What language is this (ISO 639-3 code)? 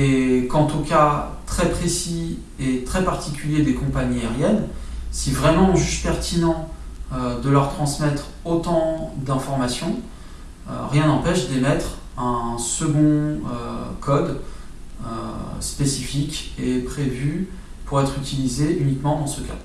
fra